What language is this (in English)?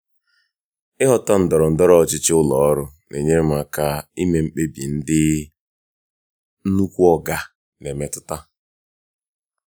Igbo